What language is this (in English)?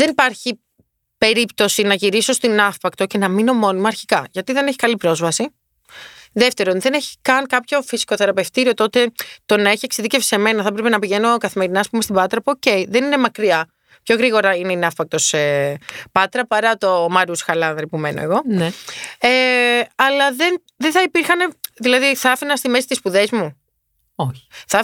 Greek